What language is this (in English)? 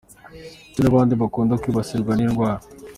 Kinyarwanda